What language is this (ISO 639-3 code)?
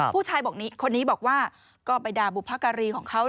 tha